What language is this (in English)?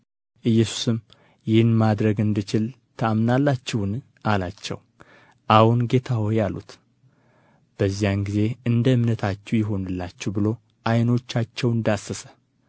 Amharic